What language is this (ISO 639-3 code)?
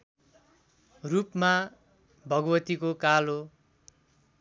nep